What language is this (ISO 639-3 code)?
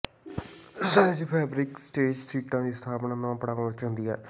pan